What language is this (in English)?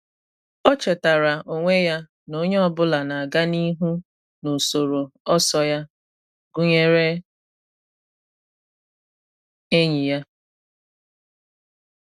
Igbo